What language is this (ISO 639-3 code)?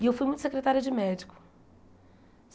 por